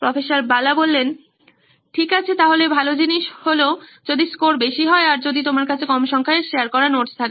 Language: Bangla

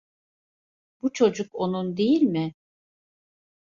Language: Turkish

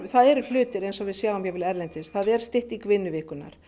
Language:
Icelandic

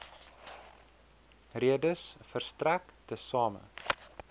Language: Afrikaans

